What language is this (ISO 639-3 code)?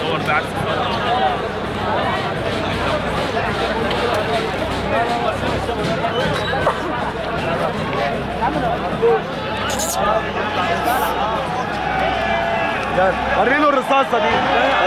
ara